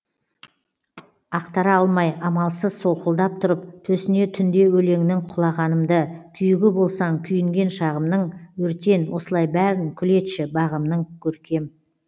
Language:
Kazakh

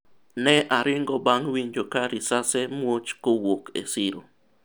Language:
Luo (Kenya and Tanzania)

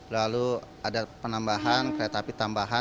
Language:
Indonesian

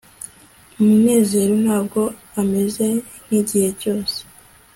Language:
Kinyarwanda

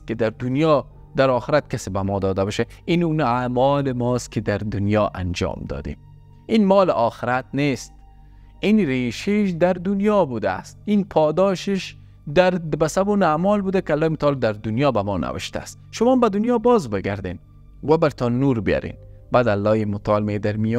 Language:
Persian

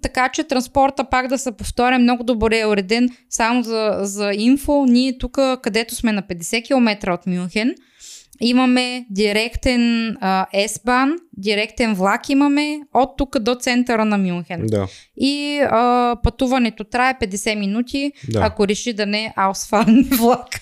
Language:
Bulgarian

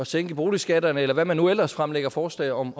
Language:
Danish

